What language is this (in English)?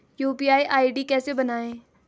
Hindi